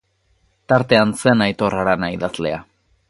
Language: Basque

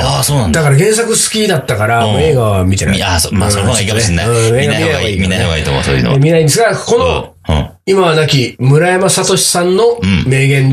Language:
Japanese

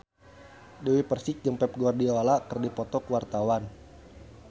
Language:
Sundanese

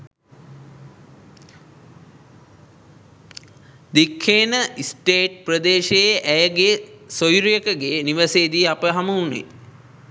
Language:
Sinhala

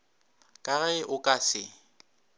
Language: Northern Sotho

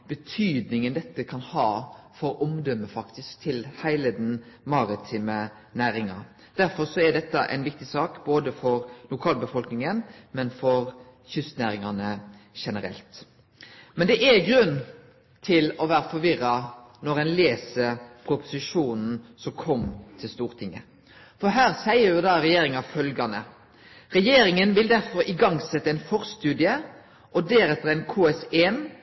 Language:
Norwegian Nynorsk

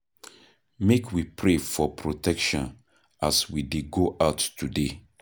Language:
Nigerian Pidgin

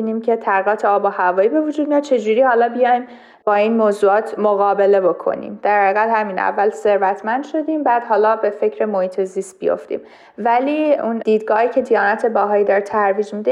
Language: Persian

